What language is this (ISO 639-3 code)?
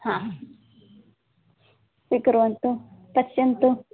san